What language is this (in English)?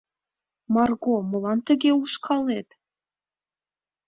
Mari